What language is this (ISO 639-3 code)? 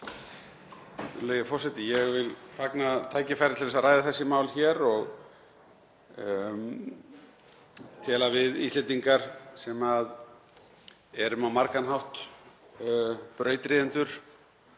isl